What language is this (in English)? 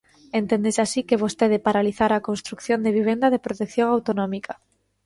Galician